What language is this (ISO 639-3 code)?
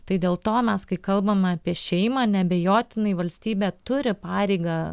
lit